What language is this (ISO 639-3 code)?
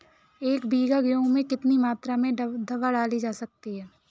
hin